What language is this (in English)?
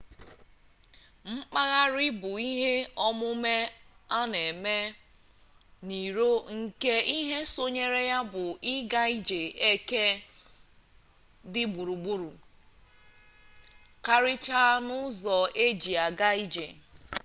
Igbo